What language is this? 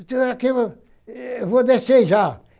Portuguese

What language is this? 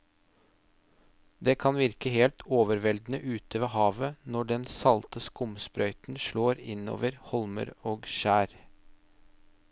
Norwegian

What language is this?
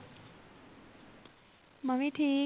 Punjabi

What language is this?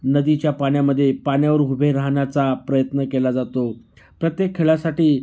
Marathi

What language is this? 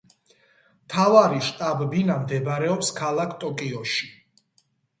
Georgian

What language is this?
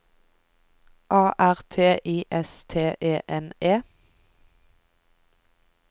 Norwegian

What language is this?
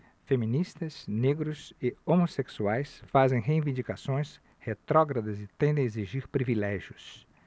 Portuguese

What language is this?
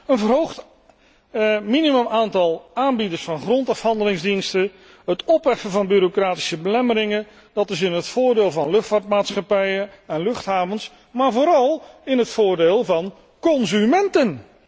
Dutch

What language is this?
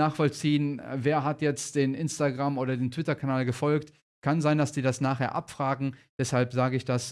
German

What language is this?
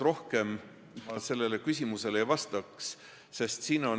Estonian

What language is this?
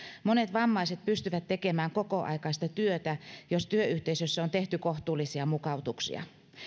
Finnish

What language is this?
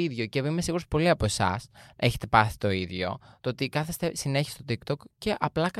Greek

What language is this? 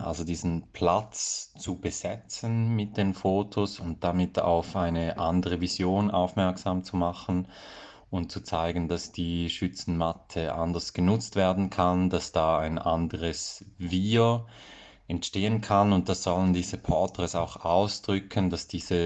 German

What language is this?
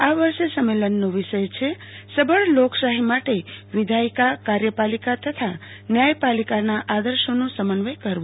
Gujarati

